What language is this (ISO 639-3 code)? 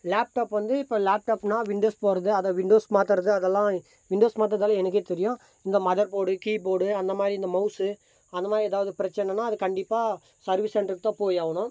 tam